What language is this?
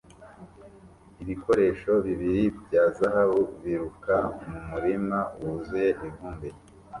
Kinyarwanda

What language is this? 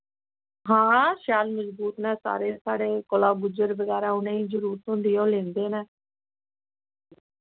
Dogri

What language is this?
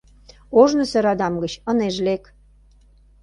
Mari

